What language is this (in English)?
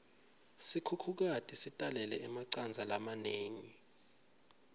Swati